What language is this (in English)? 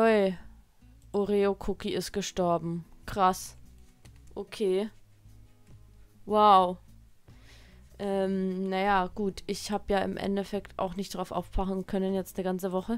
German